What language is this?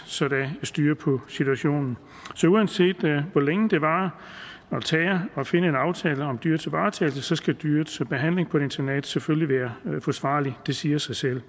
Danish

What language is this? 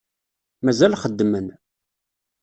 Kabyle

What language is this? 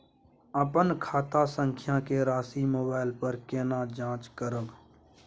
Maithili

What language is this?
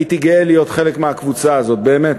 Hebrew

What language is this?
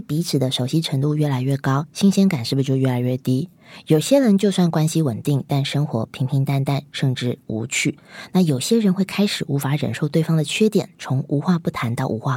Chinese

